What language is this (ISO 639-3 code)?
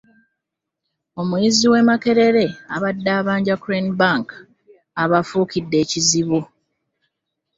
lug